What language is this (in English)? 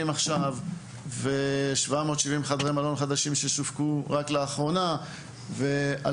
Hebrew